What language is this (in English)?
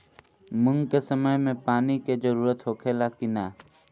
Bhojpuri